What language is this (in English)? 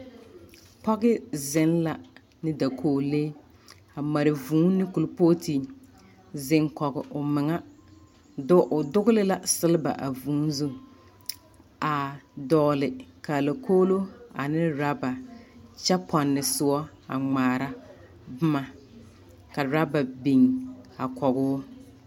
Southern Dagaare